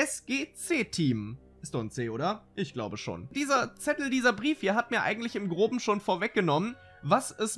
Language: German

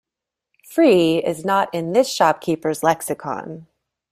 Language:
English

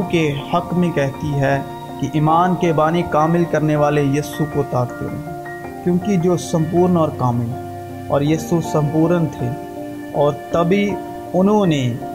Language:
Urdu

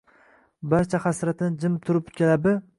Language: Uzbek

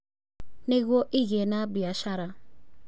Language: Kikuyu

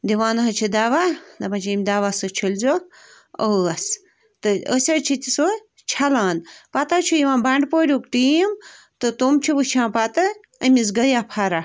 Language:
Kashmiri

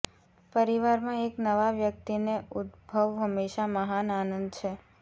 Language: Gujarati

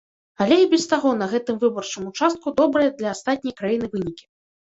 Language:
Belarusian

